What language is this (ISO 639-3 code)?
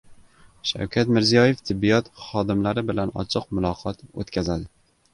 uzb